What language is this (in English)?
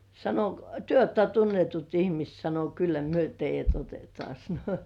Finnish